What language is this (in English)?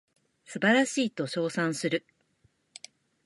Japanese